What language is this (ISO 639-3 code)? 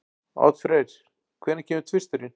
isl